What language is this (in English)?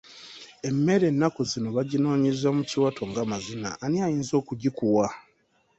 Ganda